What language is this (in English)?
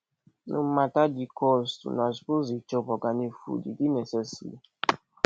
Nigerian Pidgin